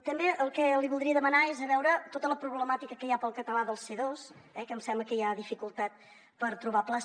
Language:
Catalan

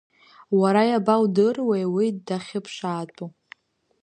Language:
Abkhazian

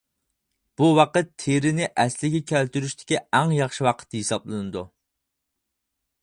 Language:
Uyghur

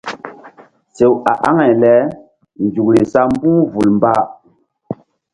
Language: Mbum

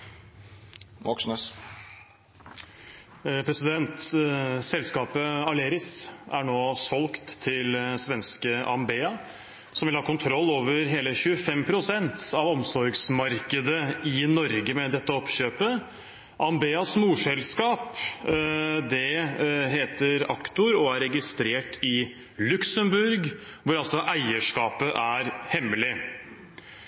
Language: Norwegian Bokmål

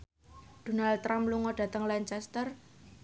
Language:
Javanese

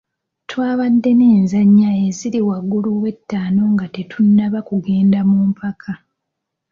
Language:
Ganda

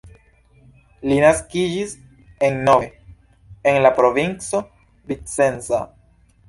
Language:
Esperanto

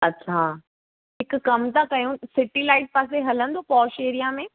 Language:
Sindhi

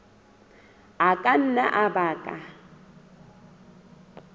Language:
Southern Sotho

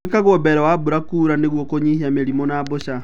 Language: Kikuyu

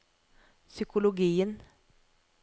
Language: Norwegian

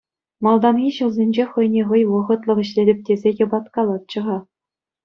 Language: Chuvash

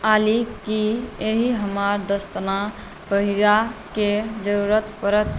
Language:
Maithili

